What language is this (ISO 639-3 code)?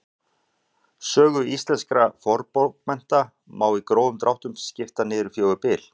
isl